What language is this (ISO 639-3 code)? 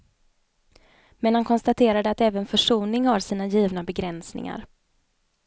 swe